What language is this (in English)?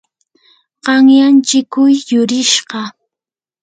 Yanahuanca Pasco Quechua